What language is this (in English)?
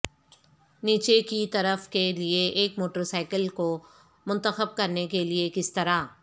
Urdu